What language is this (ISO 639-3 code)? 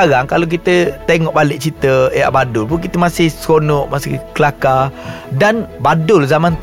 msa